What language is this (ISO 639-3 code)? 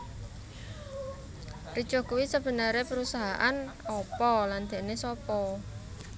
jav